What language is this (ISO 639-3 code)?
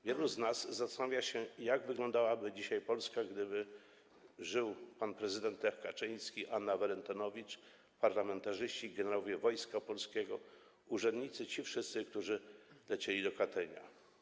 pol